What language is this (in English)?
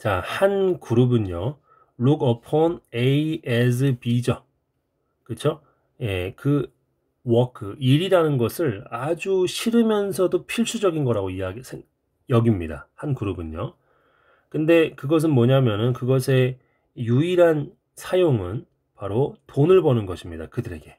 Korean